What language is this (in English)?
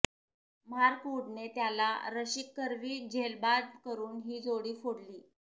Marathi